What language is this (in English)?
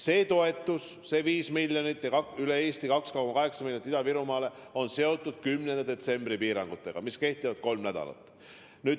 Estonian